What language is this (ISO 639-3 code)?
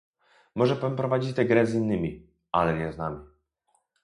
pol